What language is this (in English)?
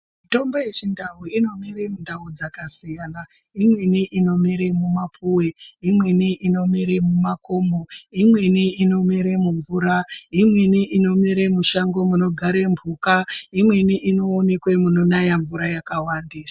Ndau